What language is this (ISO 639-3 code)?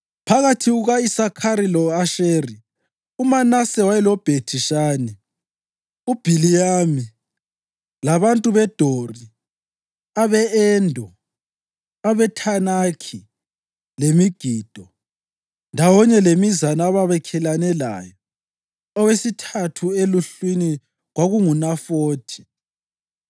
nde